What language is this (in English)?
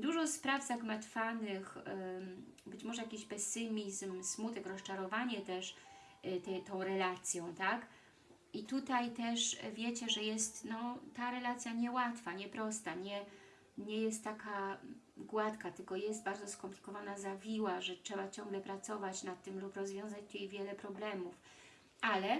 Polish